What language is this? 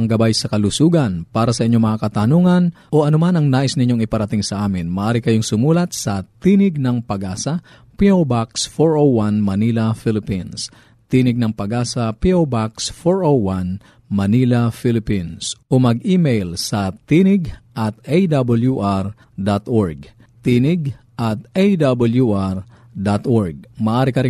Filipino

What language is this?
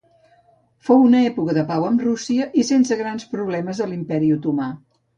Catalan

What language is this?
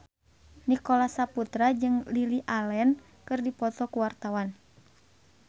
Sundanese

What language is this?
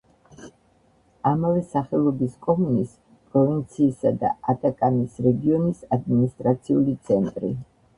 Georgian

